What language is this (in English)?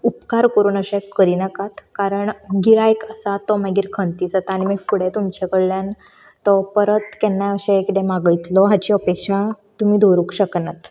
Konkani